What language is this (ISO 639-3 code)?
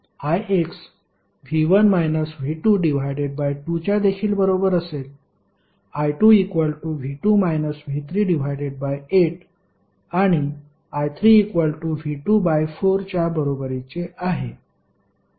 mar